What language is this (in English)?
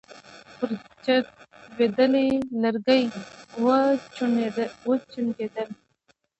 Pashto